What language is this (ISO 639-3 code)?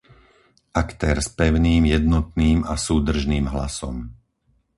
slk